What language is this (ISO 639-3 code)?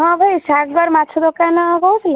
ori